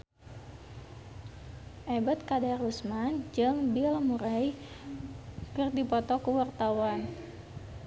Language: Sundanese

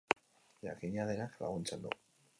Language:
Basque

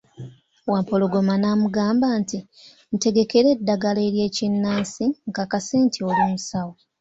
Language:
Ganda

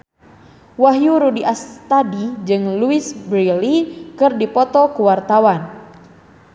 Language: Sundanese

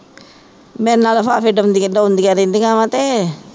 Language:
Punjabi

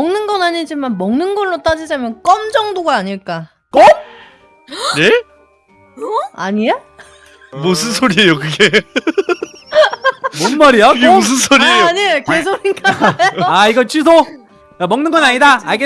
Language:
Korean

